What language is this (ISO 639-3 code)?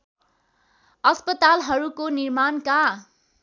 nep